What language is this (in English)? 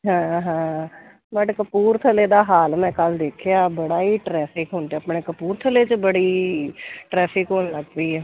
Punjabi